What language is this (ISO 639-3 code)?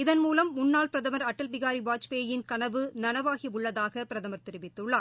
tam